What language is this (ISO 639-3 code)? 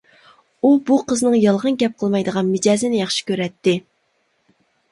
uig